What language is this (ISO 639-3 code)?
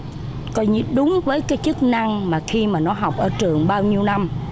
vie